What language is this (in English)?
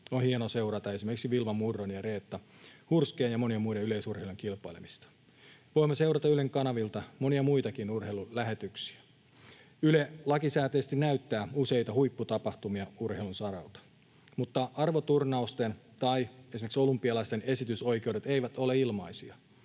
Finnish